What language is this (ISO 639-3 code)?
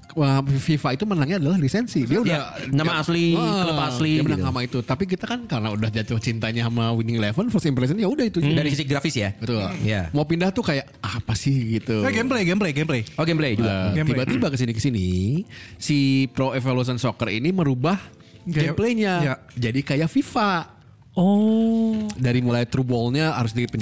ind